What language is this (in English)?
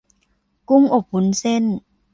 Thai